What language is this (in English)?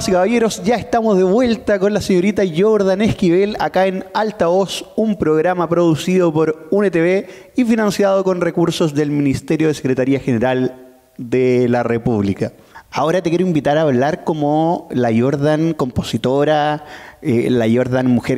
Spanish